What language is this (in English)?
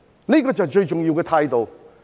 Cantonese